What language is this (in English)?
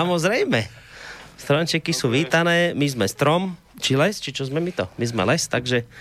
Slovak